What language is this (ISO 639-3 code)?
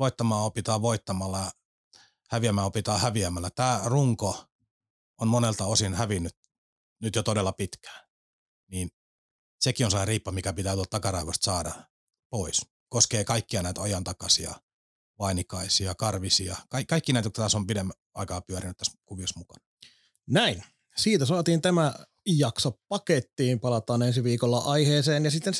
fin